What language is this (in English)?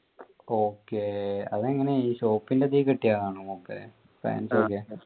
Malayalam